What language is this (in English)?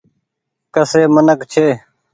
Goaria